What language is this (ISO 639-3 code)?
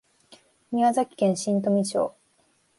jpn